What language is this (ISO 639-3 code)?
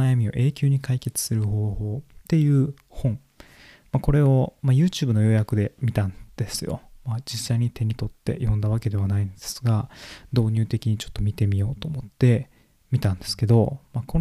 jpn